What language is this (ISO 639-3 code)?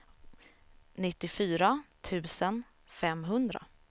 swe